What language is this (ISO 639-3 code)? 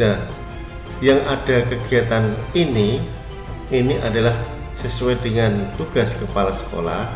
ind